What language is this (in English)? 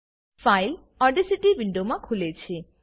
Gujarati